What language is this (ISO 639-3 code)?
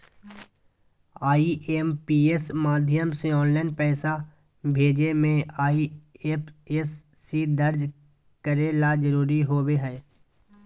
mag